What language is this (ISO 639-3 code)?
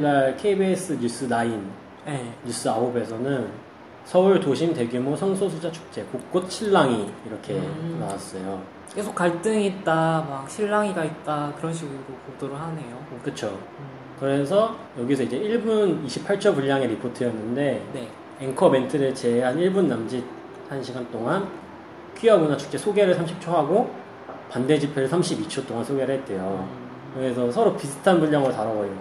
kor